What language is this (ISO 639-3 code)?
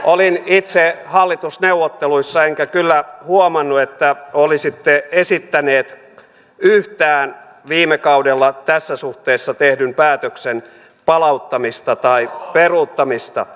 fin